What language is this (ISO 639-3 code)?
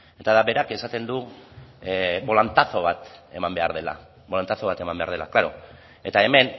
eus